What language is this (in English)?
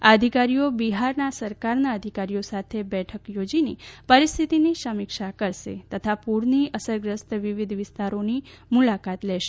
Gujarati